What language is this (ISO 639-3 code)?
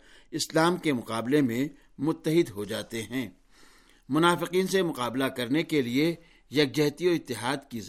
urd